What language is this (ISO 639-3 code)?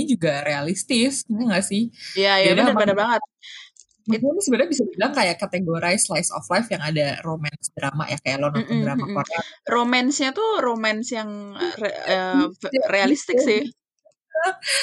ind